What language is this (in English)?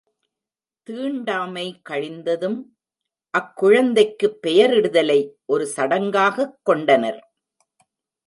Tamil